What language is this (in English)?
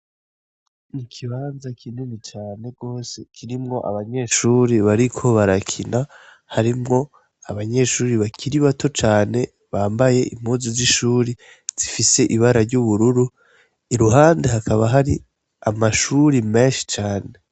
Rundi